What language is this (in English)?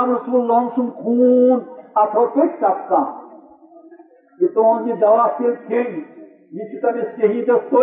Urdu